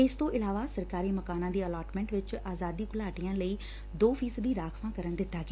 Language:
Punjabi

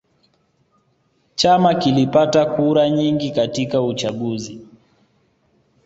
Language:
Swahili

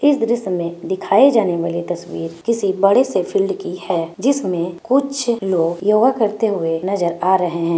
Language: Magahi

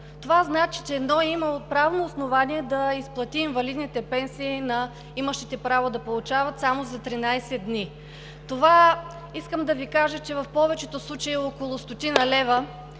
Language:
Bulgarian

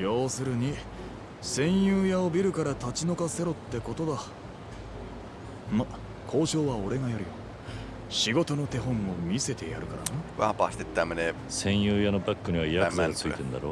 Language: Japanese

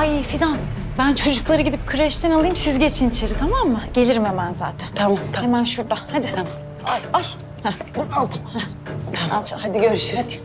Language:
Turkish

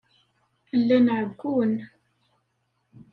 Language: Kabyle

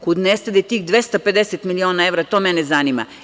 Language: Serbian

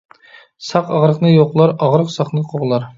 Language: Uyghur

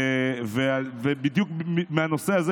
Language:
Hebrew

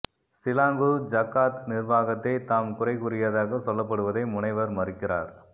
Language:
Tamil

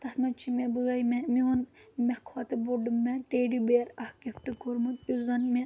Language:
Kashmiri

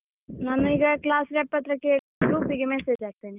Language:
Kannada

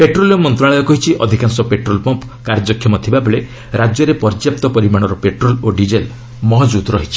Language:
Odia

